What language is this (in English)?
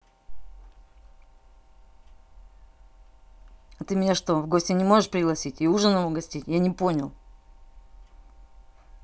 Russian